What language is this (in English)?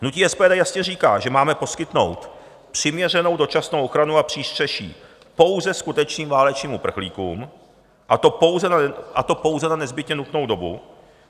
Czech